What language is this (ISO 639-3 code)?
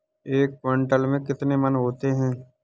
hin